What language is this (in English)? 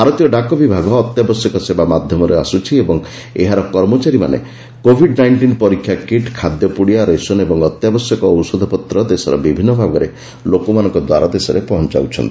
Odia